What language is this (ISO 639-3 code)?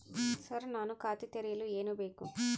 kan